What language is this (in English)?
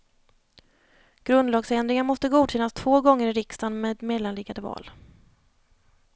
Swedish